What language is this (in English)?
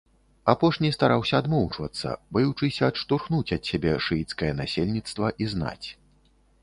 Belarusian